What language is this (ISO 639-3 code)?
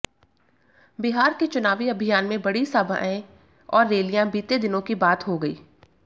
hin